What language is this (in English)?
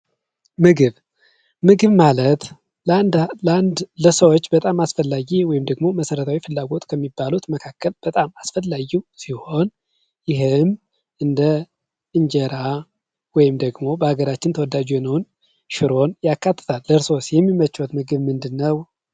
Amharic